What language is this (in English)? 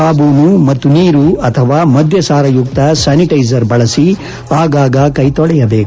Kannada